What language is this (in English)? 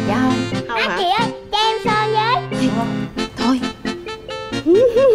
Vietnamese